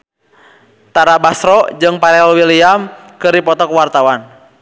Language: Sundanese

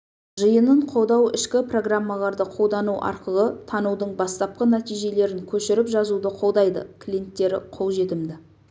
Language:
Kazakh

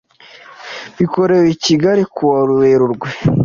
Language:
Kinyarwanda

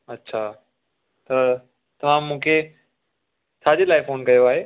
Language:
Sindhi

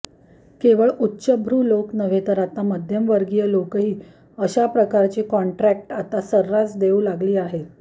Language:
Marathi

